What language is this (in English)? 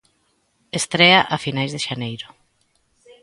Galician